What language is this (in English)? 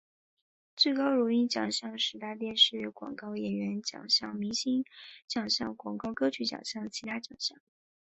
Chinese